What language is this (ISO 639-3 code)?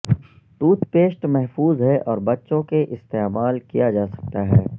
urd